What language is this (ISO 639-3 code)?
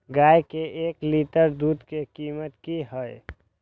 mai